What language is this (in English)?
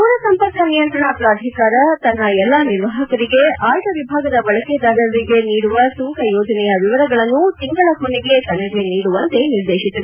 Kannada